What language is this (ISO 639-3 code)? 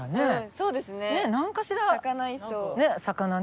jpn